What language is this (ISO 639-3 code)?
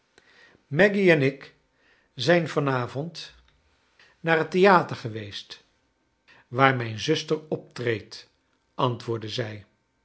nld